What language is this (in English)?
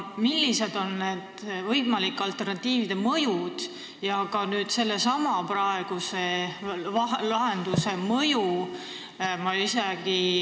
Estonian